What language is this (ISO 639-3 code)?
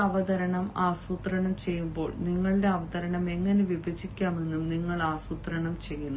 mal